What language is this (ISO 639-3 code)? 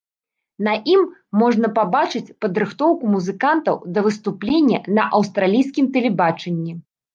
bel